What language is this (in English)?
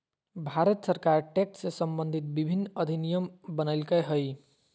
Magahi